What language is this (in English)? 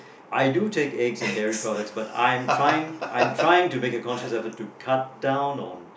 English